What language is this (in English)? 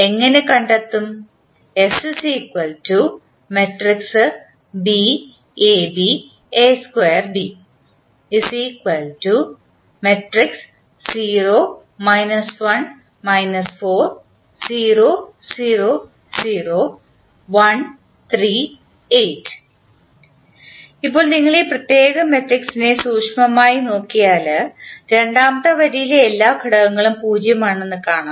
Malayalam